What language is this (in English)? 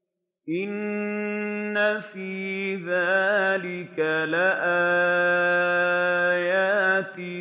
Arabic